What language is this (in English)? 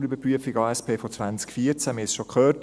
Swiss German